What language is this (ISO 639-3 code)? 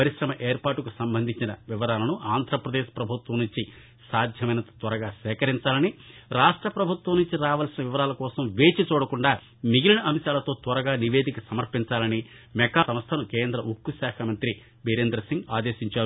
tel